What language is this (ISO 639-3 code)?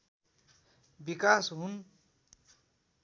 nep